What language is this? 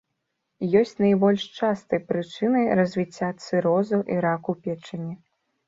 Belarusian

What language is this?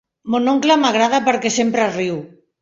Catalan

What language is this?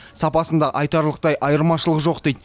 Kazakh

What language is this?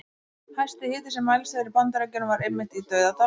Icelandic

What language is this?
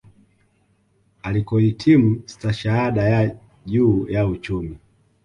Swahili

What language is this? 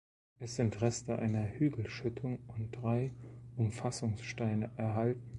German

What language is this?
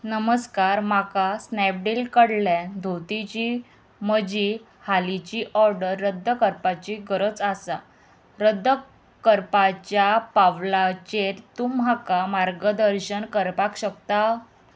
Konkani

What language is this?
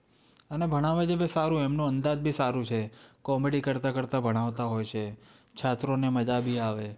Gujarati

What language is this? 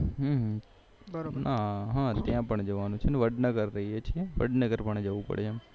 Gujarati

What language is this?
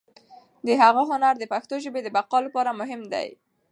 Pashto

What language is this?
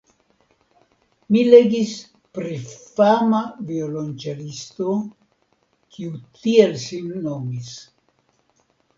Esperanto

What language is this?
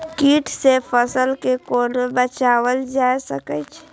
Maithili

